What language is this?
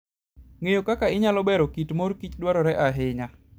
Luo (Kenya and Tanzania)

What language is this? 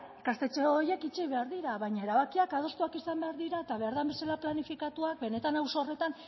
Basque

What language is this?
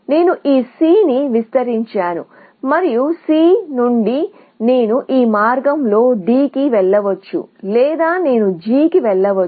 Telugu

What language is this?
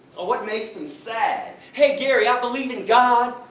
English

